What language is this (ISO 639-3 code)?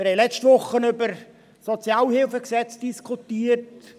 gsw